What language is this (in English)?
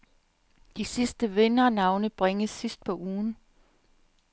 Danish